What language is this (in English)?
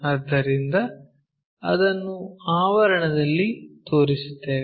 Kannada